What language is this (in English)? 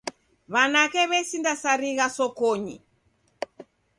Taita